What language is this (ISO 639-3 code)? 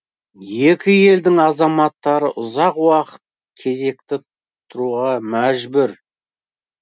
kaz